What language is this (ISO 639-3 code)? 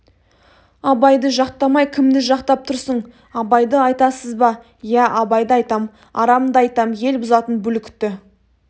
kaz